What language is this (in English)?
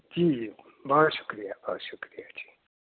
Urdu